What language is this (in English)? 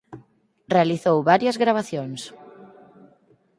Galician